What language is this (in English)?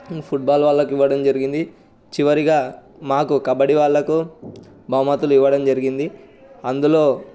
Telugu